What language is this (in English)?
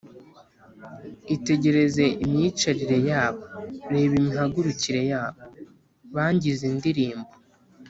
Kinyarwanda